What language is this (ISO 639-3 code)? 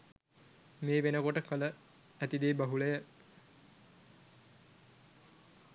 sin